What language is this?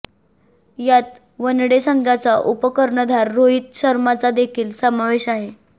Marathi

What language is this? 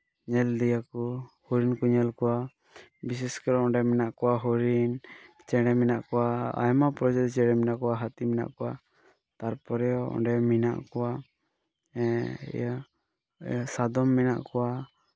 Santali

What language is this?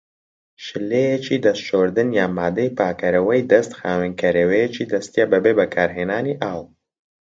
Central Kurdish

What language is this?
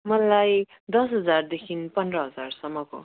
Nepali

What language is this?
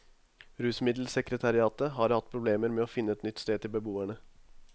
Norwegian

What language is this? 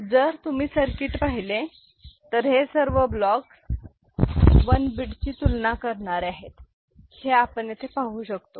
Marathi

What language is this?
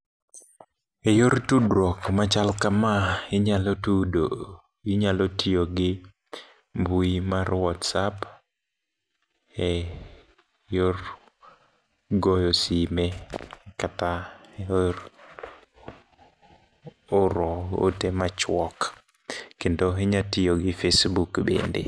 Luo (Kenya and Tanzania)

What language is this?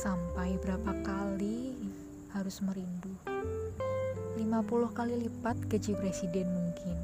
Indonesian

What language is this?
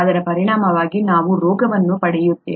Kannada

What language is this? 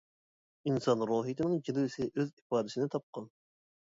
Uyghur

